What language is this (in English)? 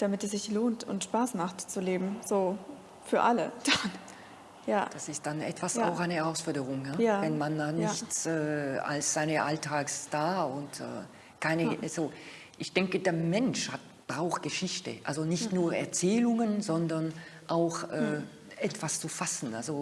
German